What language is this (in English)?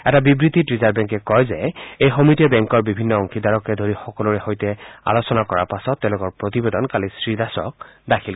Assamese